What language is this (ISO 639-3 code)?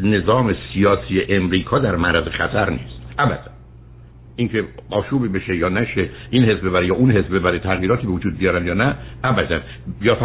fas